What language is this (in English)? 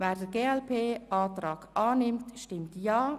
Swiss German